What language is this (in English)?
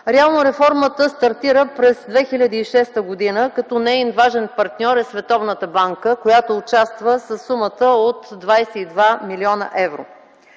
Bulgarian